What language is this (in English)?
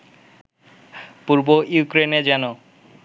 Bangla